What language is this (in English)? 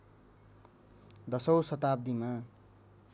Nepali